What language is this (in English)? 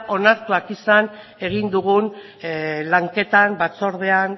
Basque